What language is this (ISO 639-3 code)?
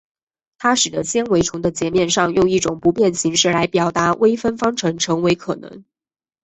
zho